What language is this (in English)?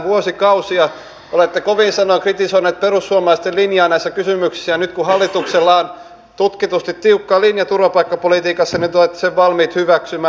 Finnish